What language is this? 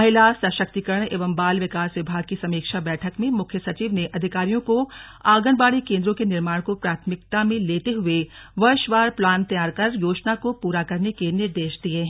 Hindi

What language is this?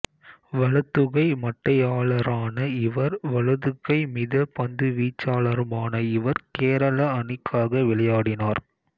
Tamil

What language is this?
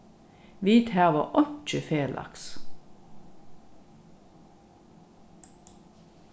Faroese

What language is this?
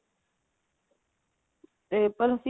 Punjabi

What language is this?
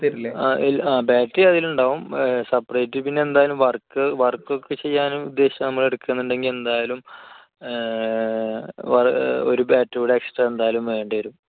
Malayalam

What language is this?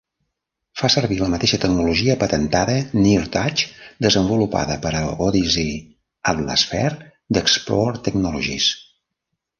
Catalan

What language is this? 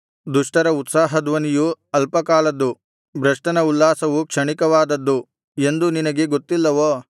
Kannada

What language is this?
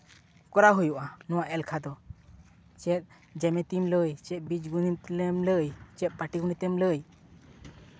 Santali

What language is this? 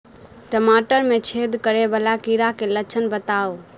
Maithili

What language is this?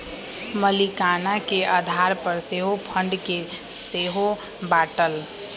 Magahi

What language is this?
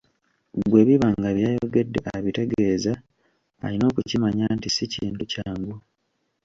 Ganda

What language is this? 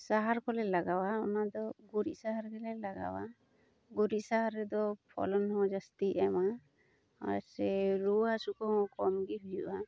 Santali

